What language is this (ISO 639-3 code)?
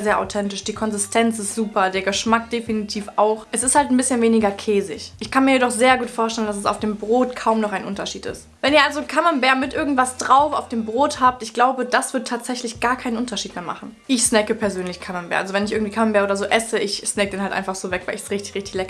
deu